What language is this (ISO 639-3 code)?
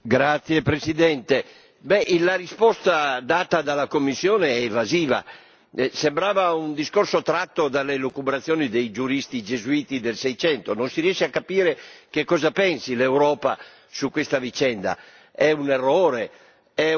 ita